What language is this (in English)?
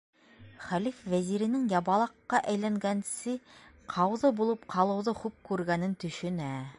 Bashkir